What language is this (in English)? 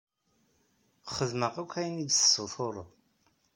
Kabyle